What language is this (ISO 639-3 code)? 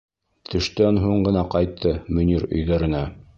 bak